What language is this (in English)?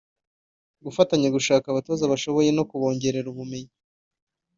Kinyarwanda